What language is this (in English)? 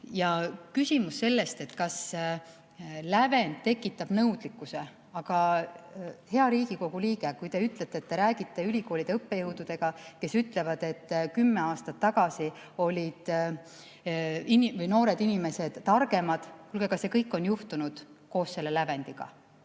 Estonian